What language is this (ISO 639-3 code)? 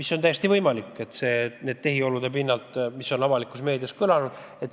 est